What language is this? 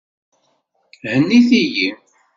Kabyle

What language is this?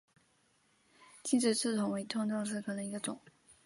Chinese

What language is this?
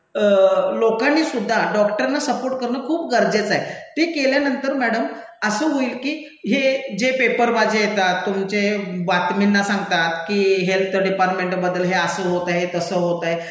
Marathi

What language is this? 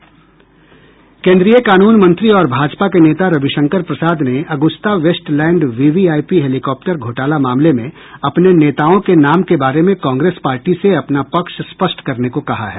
Hindi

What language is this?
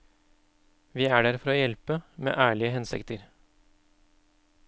Norwegian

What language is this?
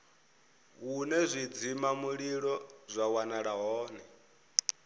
Venda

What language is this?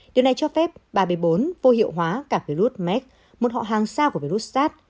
Vietnamese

